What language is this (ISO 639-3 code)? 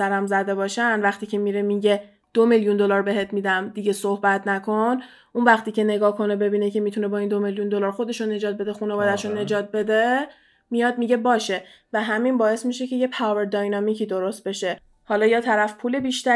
fas